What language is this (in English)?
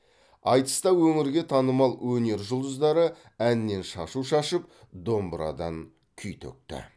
Kazakh